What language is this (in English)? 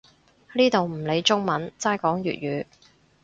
Cantonese